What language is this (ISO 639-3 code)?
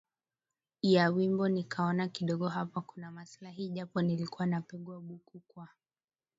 swa